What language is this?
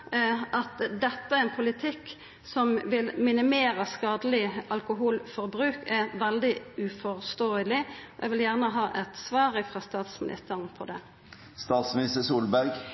Norwegian Nynorsk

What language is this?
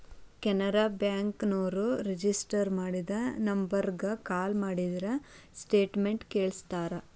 Kannada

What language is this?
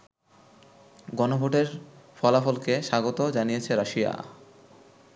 Bangla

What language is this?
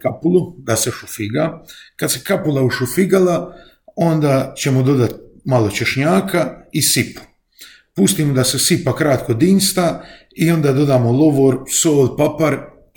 Croatian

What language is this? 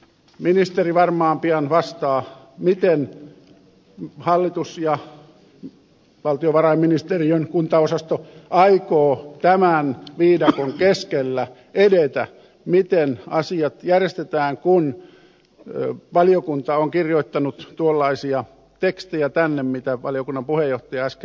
Finnish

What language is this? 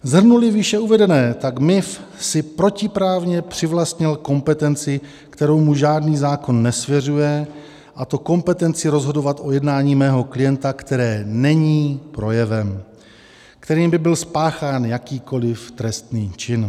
Czech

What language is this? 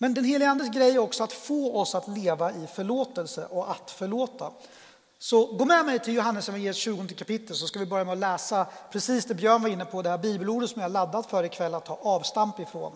Swedish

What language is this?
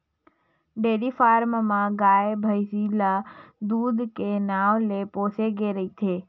Chhattisgarhi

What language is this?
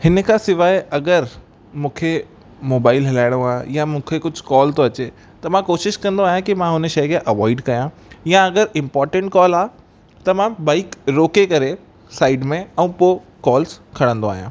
Sindhi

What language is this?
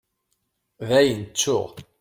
Kabyle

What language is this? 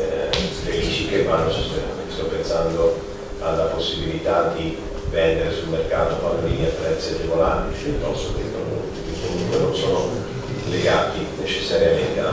Italian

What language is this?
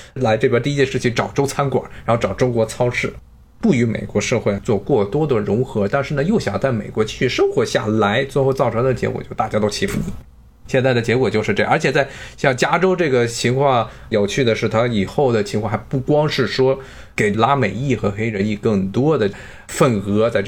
Chinese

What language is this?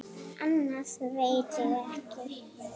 Icelandic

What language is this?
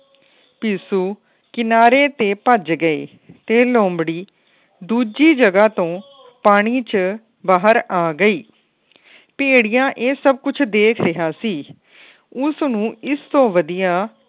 Punjabi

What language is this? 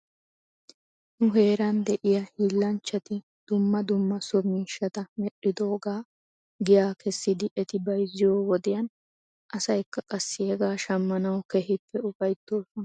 Wolaytta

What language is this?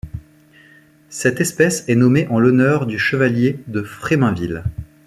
French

